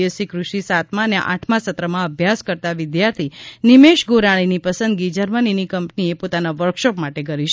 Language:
Gujarati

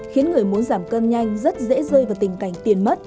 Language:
Vietnamese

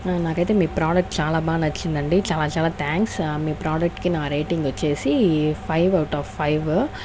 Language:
Telugu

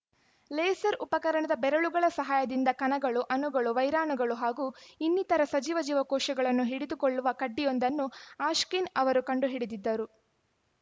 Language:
Kannada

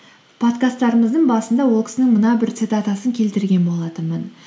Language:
Kazakh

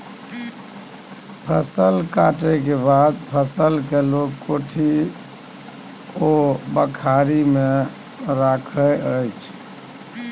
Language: Maithili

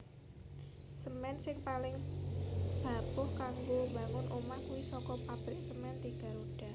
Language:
Javanese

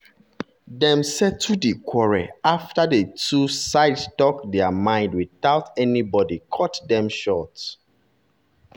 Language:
Nigerian Pidgin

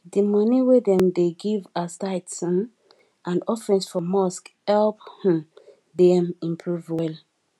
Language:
Nigerian Pidgin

